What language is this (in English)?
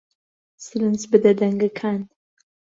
Central Kurdish